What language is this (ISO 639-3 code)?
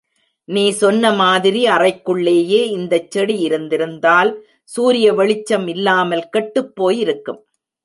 tam